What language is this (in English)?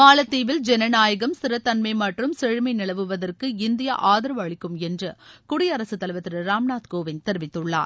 Tamil